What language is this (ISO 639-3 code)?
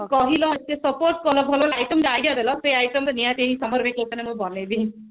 ori